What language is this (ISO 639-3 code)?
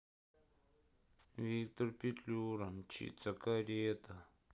rus